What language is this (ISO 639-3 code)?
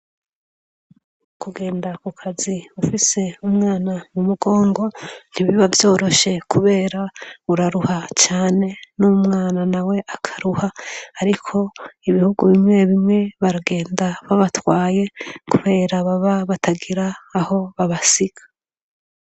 run